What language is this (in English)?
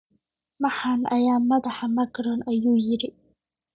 Somali